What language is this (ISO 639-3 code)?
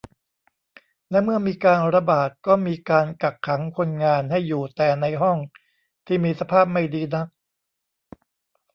tha